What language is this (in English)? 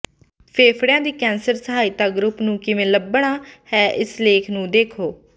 Punjabi